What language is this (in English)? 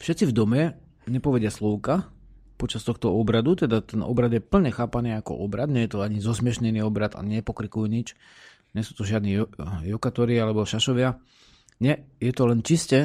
Slovak